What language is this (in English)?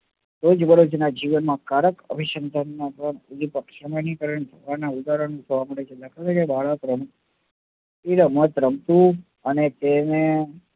Gujarati